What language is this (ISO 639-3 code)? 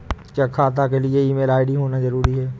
hin